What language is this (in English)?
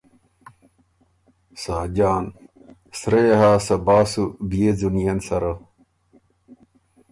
Ormuri